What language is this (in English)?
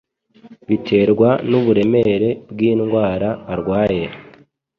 Kinyarwanda